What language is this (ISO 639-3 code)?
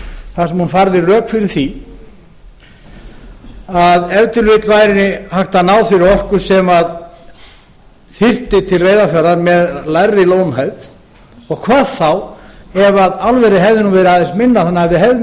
isl